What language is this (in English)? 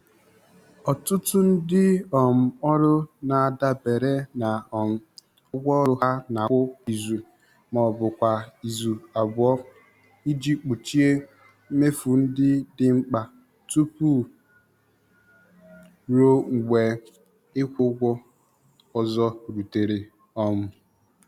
Igbo